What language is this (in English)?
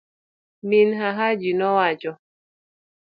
Luo (Kenya and Tanzania)